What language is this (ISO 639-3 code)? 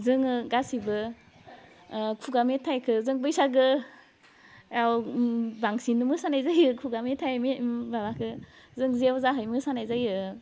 brx